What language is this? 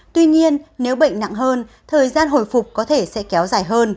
Vietnamese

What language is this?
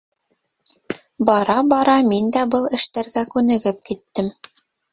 Bashkir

